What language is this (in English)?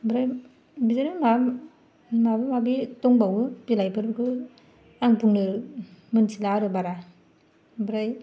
Bodo